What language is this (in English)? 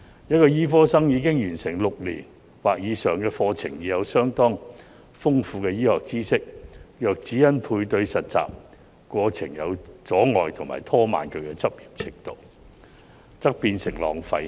Cantonese